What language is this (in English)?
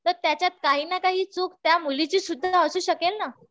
Marathi